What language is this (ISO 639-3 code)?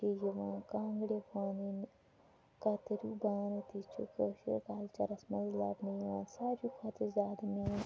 kas